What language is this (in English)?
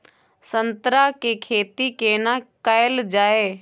Maithili